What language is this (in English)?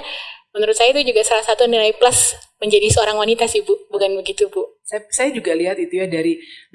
Indonesian